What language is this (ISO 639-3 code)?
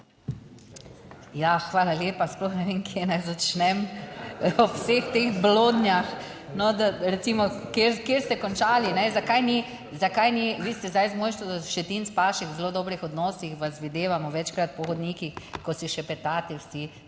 slv